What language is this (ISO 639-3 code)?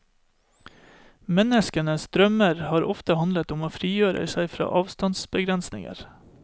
nor